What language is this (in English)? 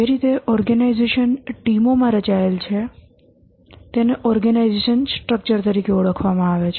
Gujarati